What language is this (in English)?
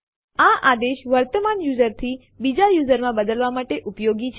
Gujarati